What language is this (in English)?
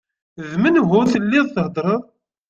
Kabyle